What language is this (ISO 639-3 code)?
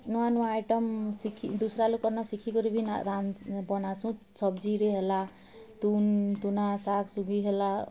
ori